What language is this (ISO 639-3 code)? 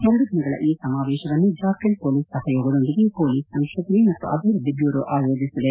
kan